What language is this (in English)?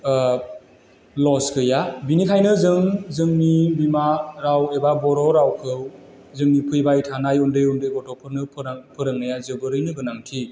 Bodo